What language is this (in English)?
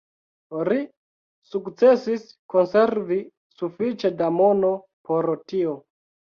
Esperanto